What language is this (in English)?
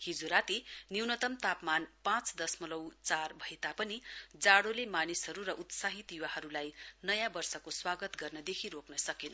Nepali